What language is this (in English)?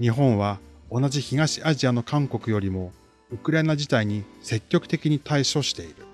Japanese